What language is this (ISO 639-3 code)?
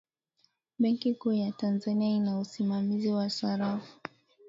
swa